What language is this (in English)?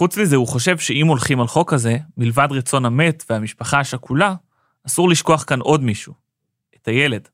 Hebrew